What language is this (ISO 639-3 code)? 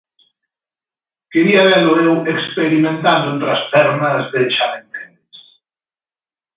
glg